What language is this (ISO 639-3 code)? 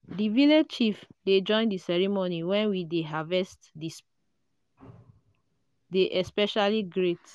pcm